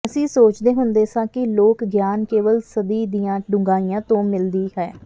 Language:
Punjabi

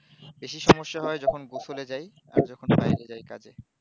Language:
Bangla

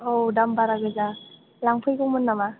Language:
Bodo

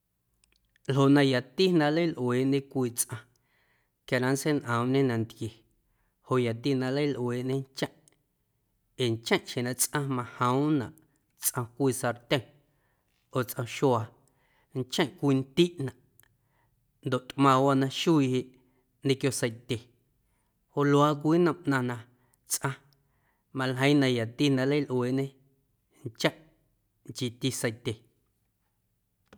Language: Guerrero Amuzgo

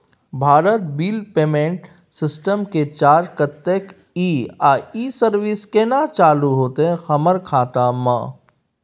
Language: Maithili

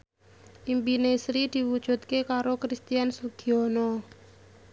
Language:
Javanese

